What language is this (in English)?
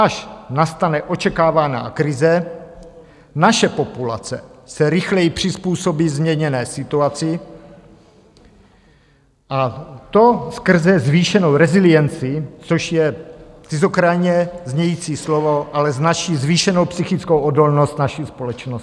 Czech